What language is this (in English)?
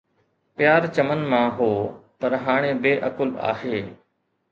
Sindhi